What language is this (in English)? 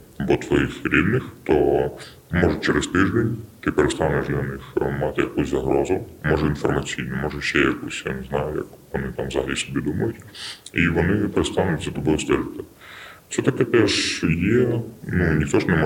Ukrainian